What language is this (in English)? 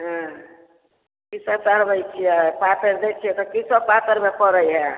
Maithili